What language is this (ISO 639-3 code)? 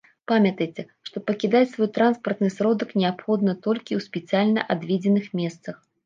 bel